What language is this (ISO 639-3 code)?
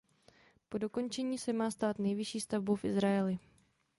ces